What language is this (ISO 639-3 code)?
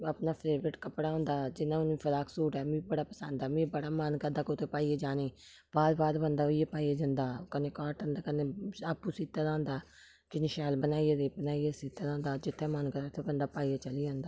doi